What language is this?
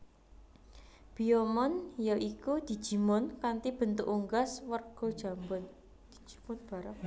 Javanese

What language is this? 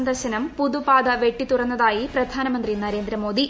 Malayalam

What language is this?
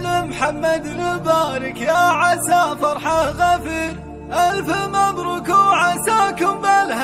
Arabic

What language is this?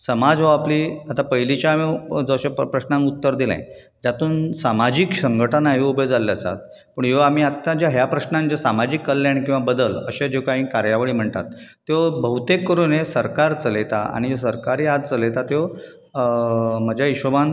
Konkani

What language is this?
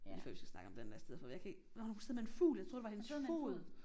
Danish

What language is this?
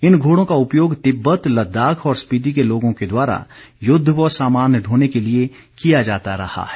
Hindi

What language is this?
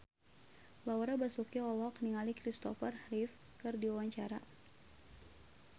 Sundanese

